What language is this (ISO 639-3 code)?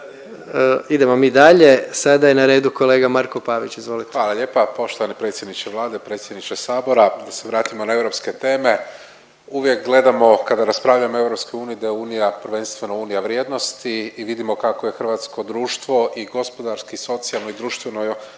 hrv